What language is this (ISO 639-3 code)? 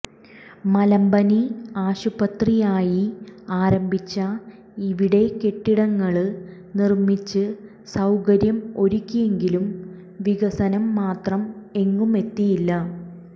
mal